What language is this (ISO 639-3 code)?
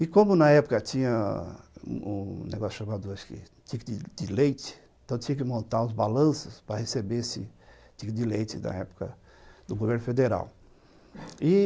por